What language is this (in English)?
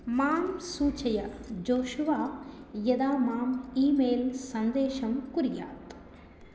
Sanskrit